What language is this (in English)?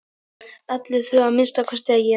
Icelandic